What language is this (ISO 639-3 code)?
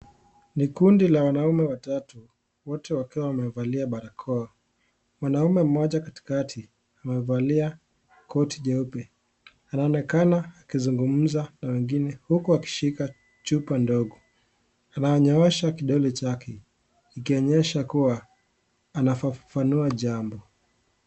swa